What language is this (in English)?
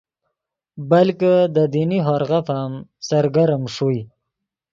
Yidgha